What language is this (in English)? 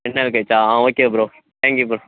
Tamil